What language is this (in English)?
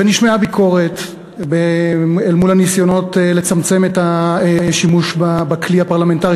Hebrew